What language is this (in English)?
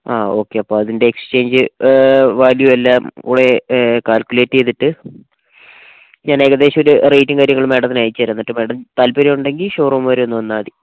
Malayalam